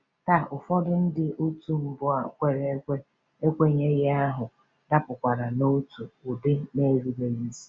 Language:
Igbo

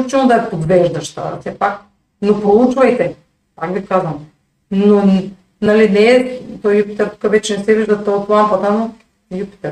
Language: Bulgarian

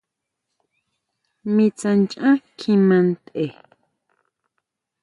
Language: Huautla Mazatec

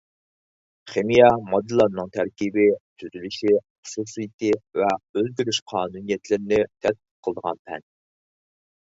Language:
Uyghur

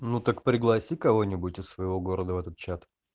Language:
Russian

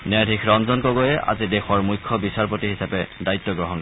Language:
Assamese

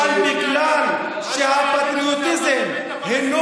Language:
Hebrew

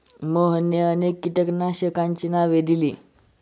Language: Marathi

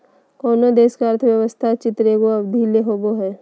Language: Magahi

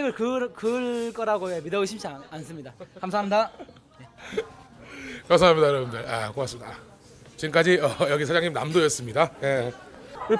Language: Korean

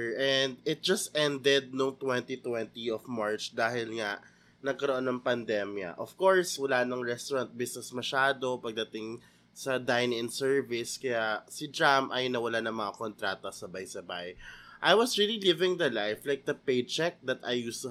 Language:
Filipino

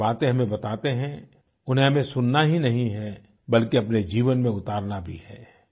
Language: Hindi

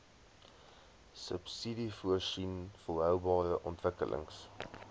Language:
Afrikaans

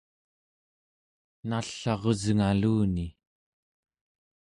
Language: Central Yupik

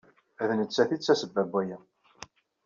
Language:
Kabyle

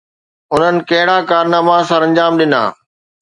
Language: Sindhi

